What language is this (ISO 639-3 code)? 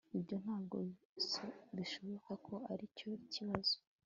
kin